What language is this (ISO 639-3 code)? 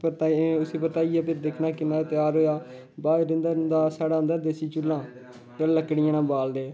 doi